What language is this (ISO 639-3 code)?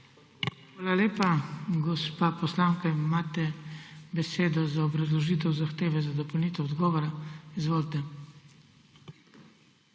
slv